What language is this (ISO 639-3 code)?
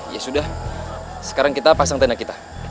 ind